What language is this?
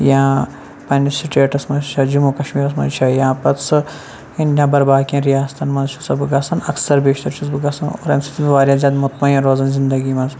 Kashmiri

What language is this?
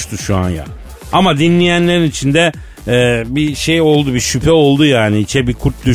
Turkish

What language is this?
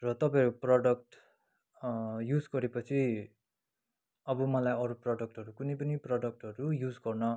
Nepali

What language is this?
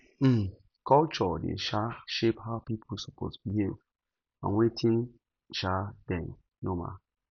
Nigerian Pidgin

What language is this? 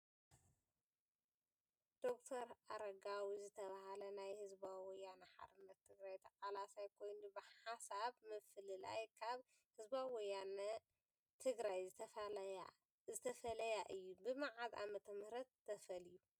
Tigrinya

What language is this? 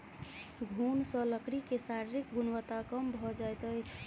Maithili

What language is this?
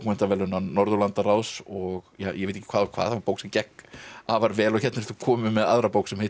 Icelandic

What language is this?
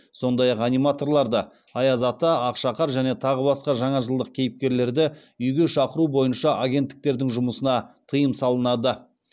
Kazakh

